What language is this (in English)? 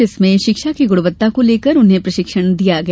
Hindi